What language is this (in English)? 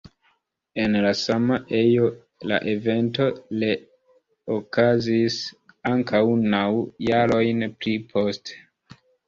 Esperanto